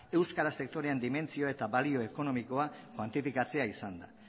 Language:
Basque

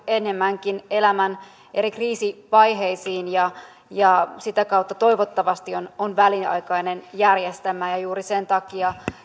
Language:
Finnish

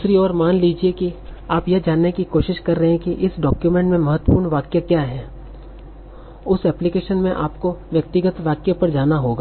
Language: Hindi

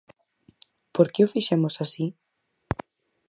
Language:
Galician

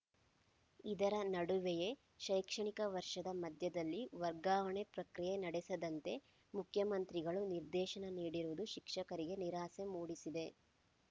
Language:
Kannada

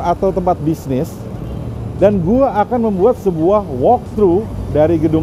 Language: Indonesian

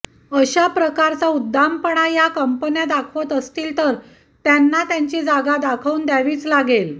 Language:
Marathi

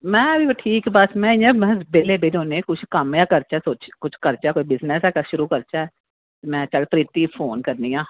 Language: Dogri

